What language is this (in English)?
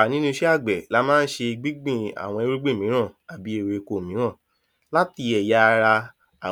Yoruba